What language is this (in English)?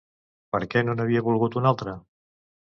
Catalan